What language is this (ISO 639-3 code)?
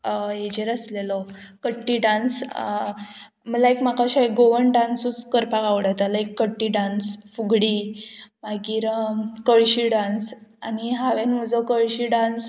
kok